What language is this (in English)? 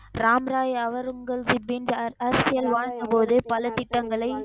Tamil